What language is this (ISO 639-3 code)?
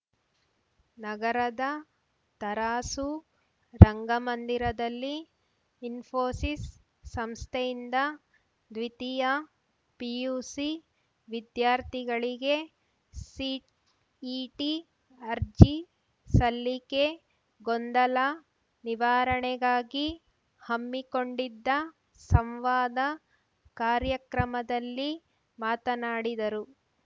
kan